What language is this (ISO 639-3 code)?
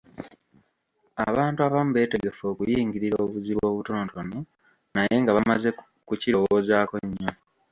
lug